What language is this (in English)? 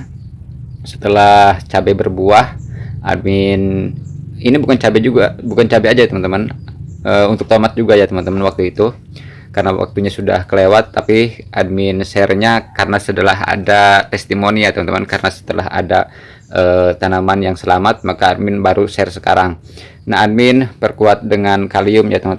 Indonesian